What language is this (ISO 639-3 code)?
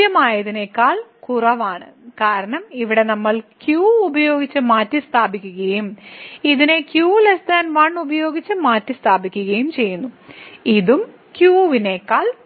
mal